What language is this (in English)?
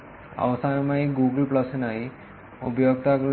Malayalam